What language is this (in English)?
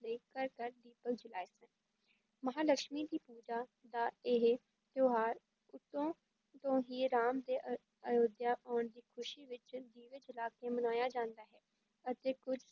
Punjabi